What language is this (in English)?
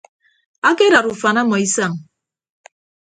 Ibibio